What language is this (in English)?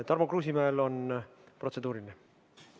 Estonian